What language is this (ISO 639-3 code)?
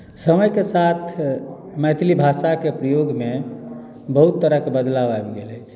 mai